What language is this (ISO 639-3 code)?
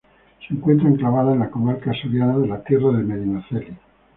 spa